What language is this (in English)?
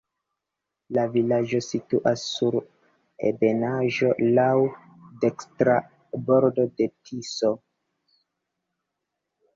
Esperanto